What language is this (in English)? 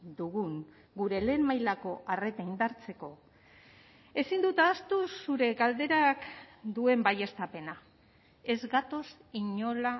Basque